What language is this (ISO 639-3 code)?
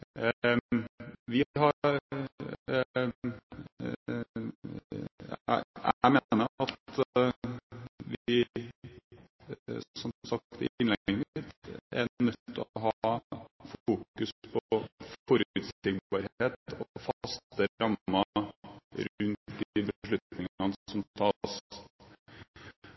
nob